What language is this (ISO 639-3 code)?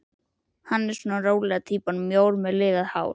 isl